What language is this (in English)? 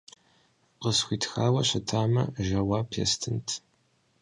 Kabardian